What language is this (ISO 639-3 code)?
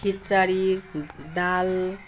nep